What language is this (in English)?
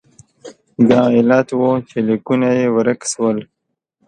Pashto